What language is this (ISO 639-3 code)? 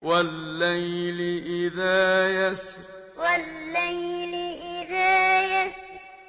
ara